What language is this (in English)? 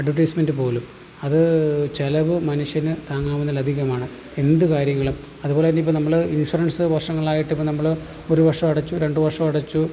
Malayalam